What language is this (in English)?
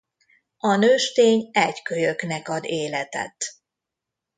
Hungarian